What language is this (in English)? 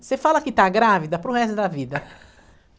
Portuguese